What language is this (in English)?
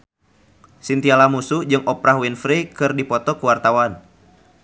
Sundanese